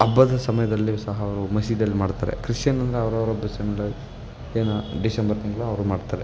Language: Kannada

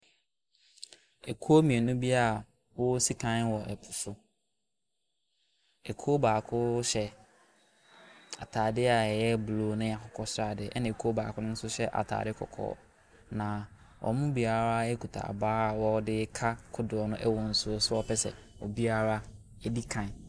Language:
Akan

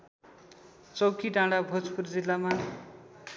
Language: Nepali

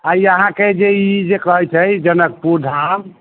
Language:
Maithili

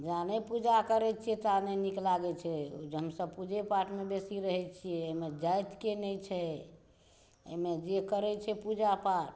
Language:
Maithili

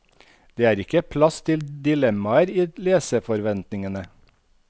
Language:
Norwegian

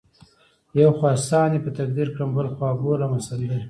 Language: Pashto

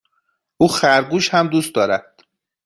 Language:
Persian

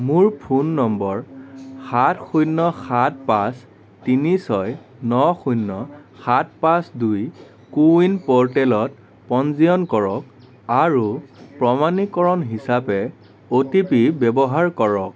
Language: Assamese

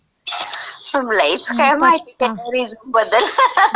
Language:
Marathi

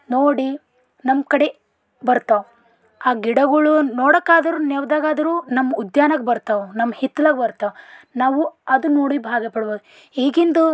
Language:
Kannada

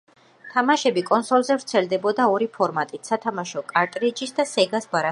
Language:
Georgian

